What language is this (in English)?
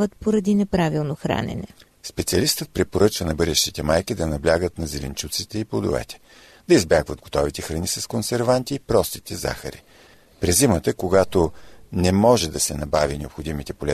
Bulgarian